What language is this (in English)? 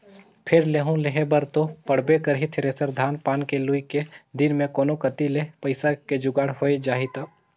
Chhattisgarhi